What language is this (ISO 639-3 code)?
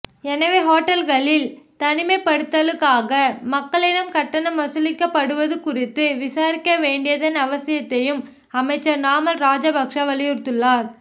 tam